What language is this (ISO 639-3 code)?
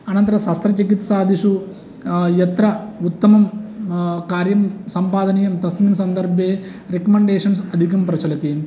san